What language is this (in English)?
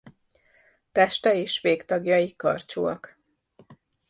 Hungarian